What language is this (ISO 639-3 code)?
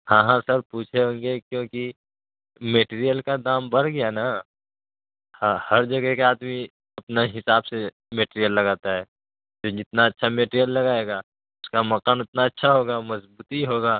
urd